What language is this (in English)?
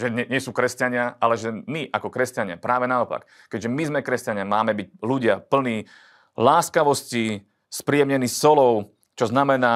Slovak